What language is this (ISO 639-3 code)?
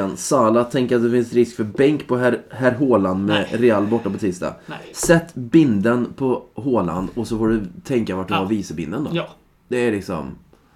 swe